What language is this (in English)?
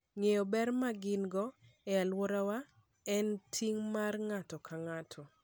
Luo (Kenya and Tanzania)